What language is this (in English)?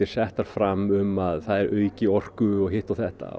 Icelandic